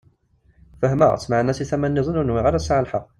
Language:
Kabyle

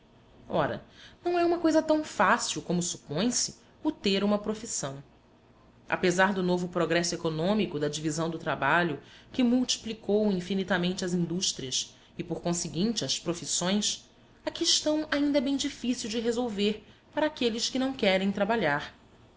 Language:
Portuguese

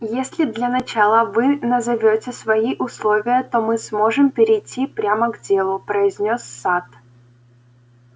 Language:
Russian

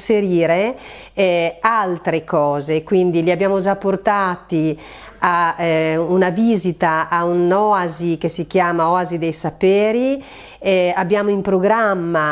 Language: Italian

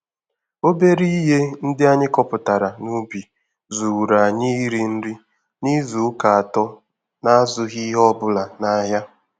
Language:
Igbo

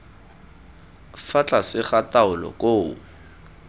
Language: Tswana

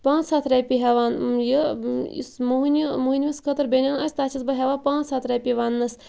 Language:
Kashmiri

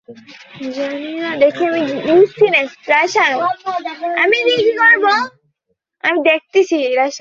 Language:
Bangla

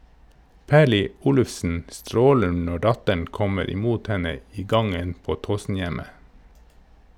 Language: Norwegian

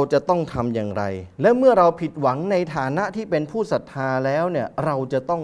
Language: Thai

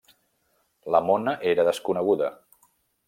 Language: Catalan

